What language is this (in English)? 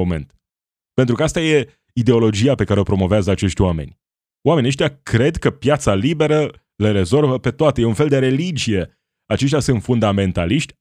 Romanian